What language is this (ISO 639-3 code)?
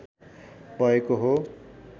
nep